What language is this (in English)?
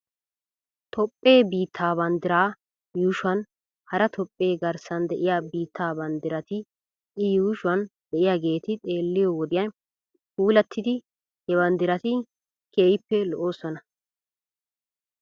Wolaytta